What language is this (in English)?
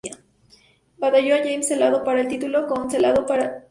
Spanish